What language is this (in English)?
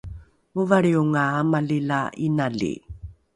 Rukai